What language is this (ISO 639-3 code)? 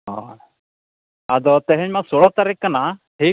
sat